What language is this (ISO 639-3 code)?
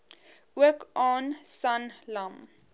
afr